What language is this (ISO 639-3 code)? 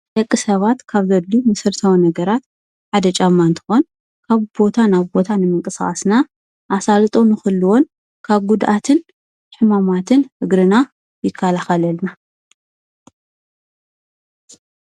tir